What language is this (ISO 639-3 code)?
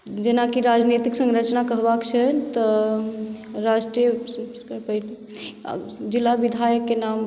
mai